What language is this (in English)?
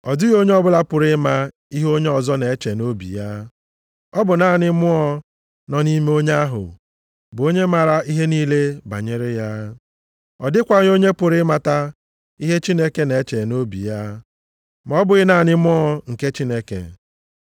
Igbo